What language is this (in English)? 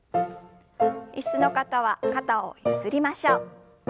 Japanese